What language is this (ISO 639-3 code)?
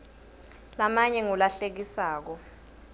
ssw